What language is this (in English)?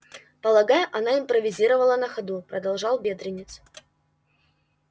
Russian